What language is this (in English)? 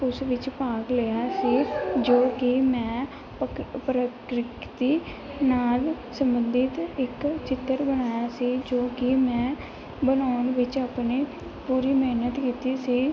Punjabi